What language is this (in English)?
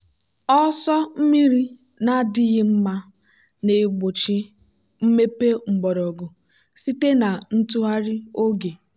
Igbo